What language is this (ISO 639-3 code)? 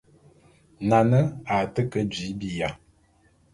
bum